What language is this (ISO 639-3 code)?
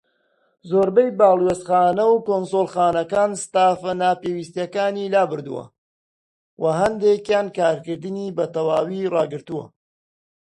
ckb